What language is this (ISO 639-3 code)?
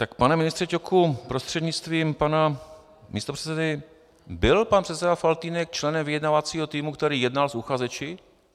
ces